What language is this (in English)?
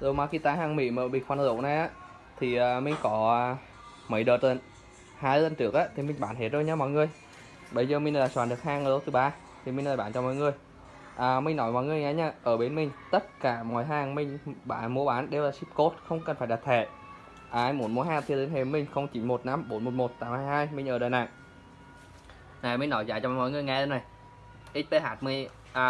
Vietnamese